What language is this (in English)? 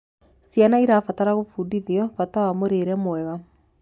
Kikuyu